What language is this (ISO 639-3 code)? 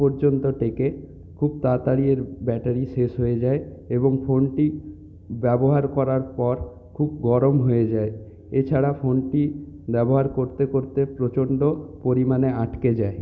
ben